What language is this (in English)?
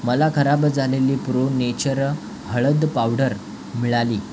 Marathi